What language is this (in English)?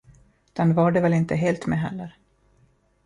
Swedish